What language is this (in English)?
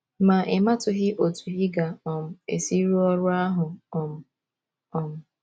Igbo